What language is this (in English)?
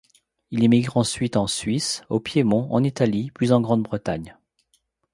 French